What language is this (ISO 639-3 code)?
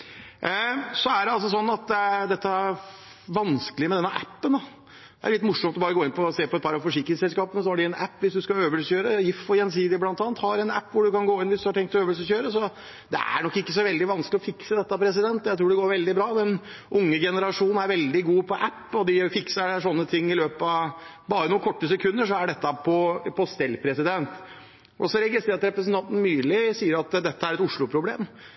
nob